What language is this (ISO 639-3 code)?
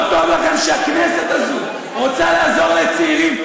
heb